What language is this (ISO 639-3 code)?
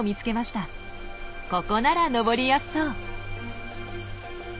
jpn